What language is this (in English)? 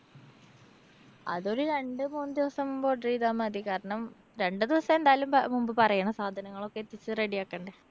Malayalam